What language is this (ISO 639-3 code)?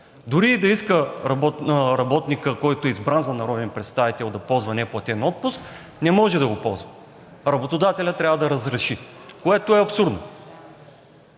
bul